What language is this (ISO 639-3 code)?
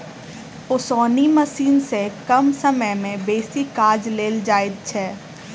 mai